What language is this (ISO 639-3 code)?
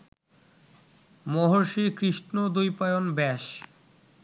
ben